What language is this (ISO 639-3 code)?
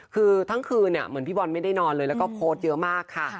tha